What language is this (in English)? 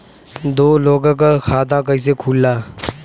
Bhojpuri